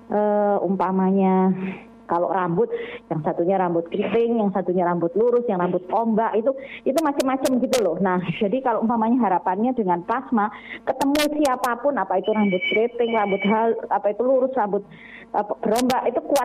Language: Indonesian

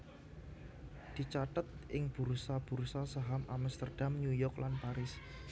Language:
Javanese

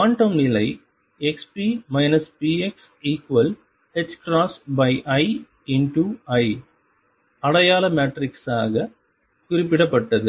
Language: Tamil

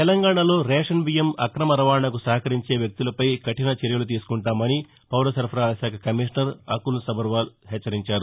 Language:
Telugu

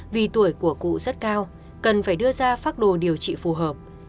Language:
Vietnamese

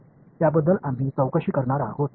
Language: Marathi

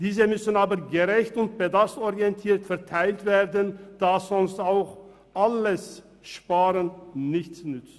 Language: Swiss German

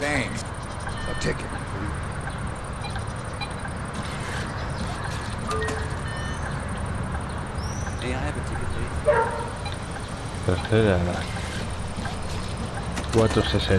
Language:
Spanish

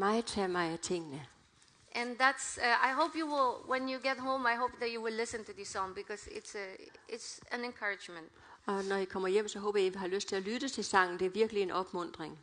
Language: Danish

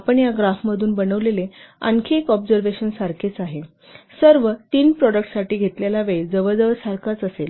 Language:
Marathi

